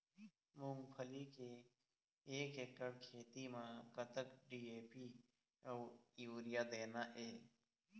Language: Chhattisgarhi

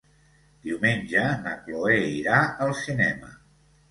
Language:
Catalan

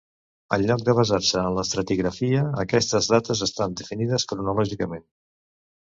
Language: Catalan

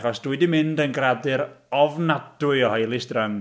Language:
Welsh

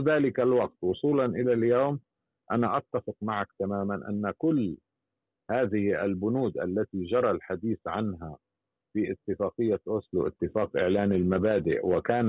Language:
Arabic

